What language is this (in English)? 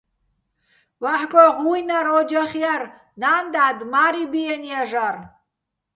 Bats